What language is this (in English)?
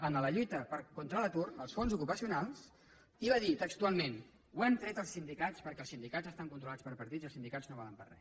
Catalan